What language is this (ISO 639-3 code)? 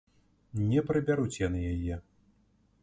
bel